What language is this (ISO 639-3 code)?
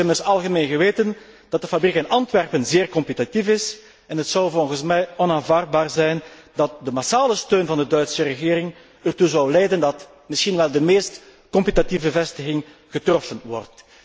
nld